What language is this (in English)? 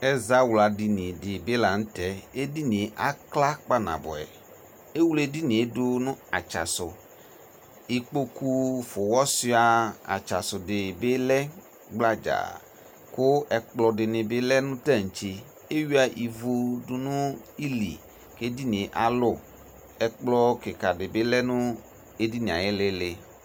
Ikposo